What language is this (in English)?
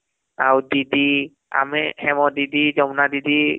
Odia